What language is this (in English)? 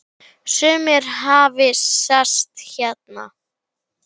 Icelandic